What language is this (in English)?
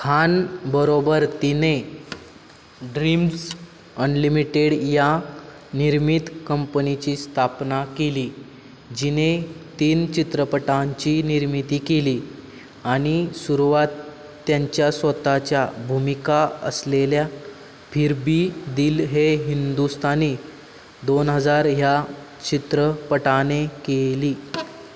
Marathi